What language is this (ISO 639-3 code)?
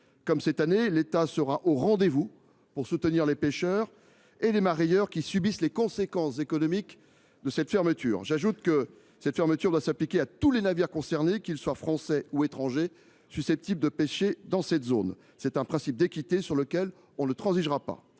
fra